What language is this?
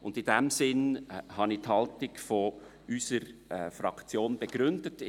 Swiss German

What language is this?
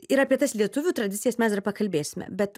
Lithuanian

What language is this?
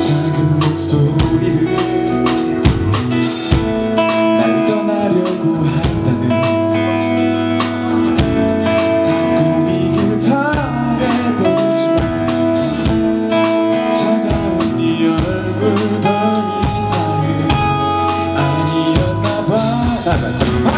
Korean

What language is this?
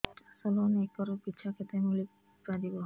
Odia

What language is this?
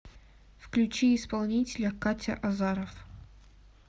Russian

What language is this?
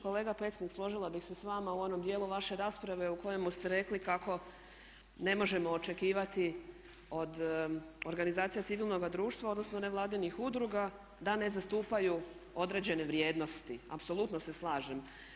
Croatian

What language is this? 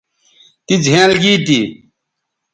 Bateri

